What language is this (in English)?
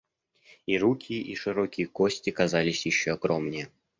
Russian